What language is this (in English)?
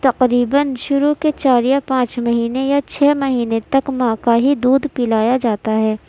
Urdu